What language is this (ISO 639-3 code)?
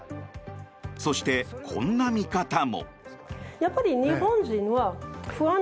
jpn